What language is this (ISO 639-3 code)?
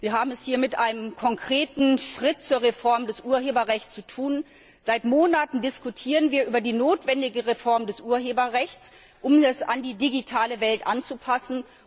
deu